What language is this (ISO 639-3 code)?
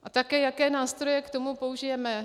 ces